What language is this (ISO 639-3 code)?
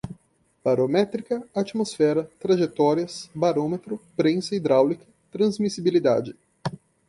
por